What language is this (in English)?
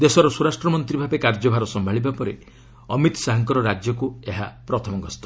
Odia